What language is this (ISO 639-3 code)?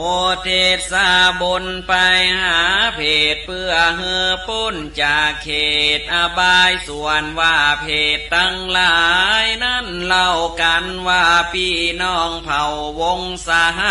tha